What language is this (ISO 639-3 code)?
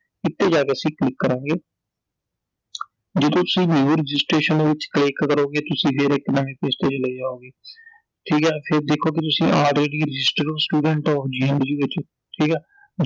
pan